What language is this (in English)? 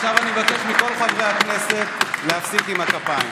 Hebrew